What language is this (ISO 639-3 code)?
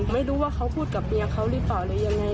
tha